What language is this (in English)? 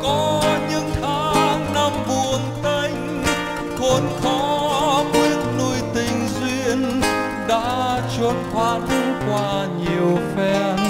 Vietnamese